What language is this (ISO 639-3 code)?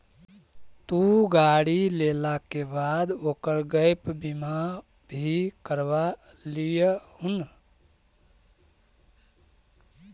mag